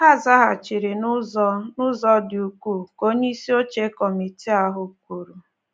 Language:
Igbo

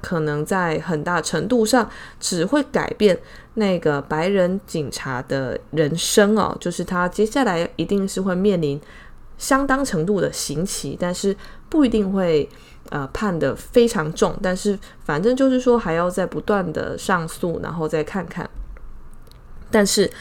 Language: Chinese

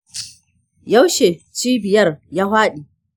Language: Hausa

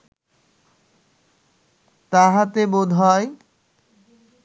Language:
Bangla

